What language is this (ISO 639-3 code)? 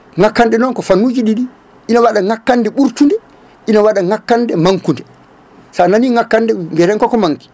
ful